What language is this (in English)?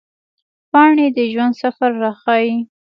Pashto